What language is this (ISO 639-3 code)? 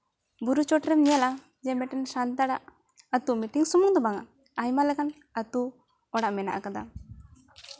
sat